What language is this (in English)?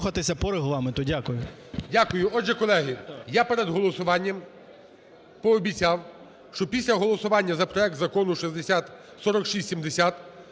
Ukrainian